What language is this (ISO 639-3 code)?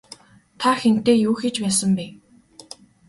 mon